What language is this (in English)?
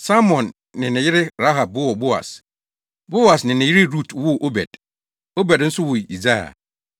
Akan